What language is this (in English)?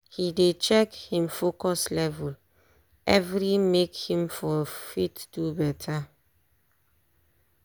Nigerian Pidgin